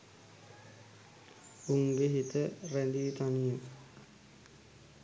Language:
Sinhala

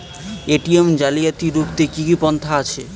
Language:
Bangla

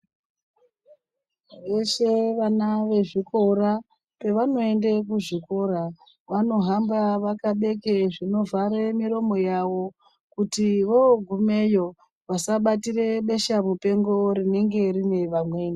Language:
Ndau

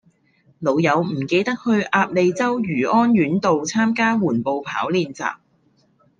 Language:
Cantonese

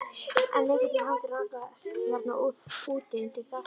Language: Icelandic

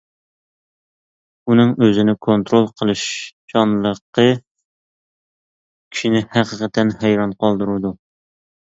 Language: Uyghur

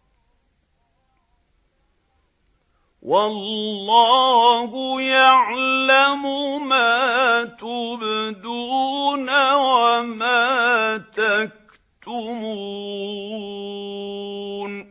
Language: Arabic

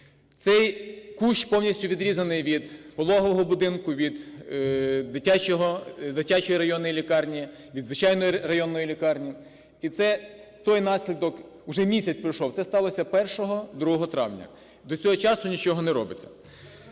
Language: Ukrainian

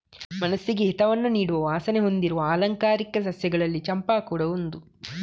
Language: Kannada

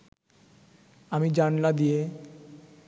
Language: Bangla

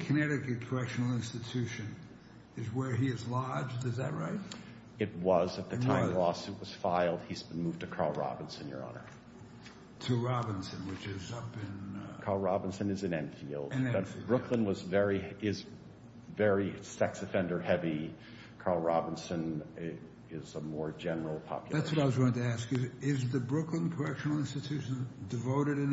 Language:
English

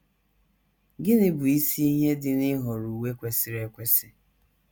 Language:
Igbo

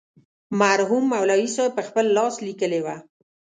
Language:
Pashto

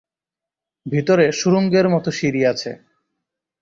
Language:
Bangla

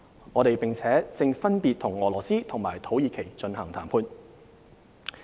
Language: Cantonese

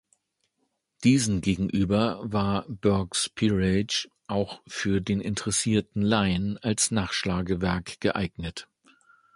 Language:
German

